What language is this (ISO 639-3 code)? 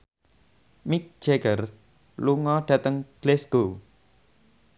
jav